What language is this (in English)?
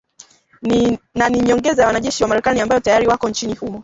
Swahili